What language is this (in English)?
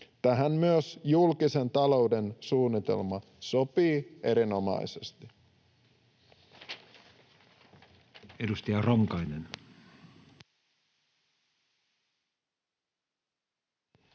Finnish